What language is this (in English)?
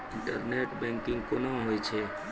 Maithili